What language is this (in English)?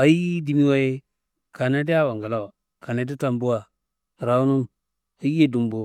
Kanembu